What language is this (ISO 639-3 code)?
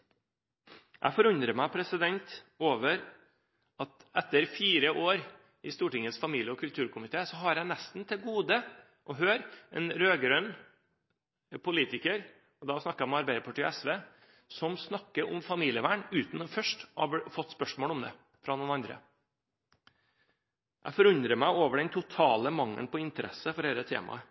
nob